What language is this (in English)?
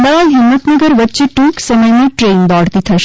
Gujarati